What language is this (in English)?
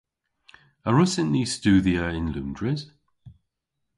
Cornish